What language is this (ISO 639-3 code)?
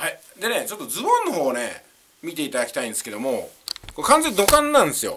jpn